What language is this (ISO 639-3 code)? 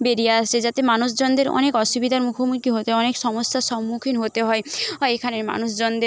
ben